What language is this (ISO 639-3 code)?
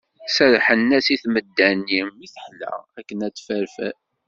kab